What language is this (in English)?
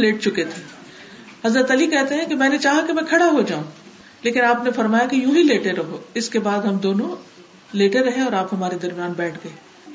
Urdu